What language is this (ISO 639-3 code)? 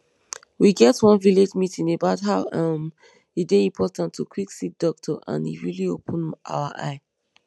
pcm